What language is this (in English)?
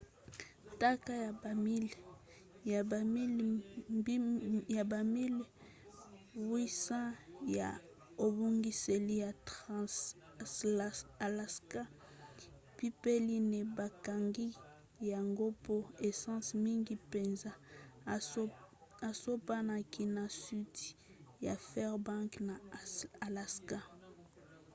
Lingala